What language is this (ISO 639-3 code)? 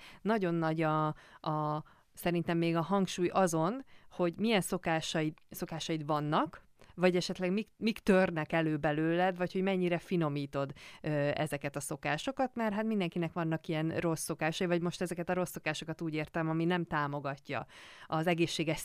hun